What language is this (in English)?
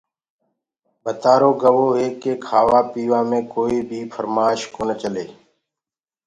Gurgula